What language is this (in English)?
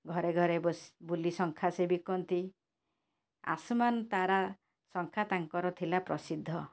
Odia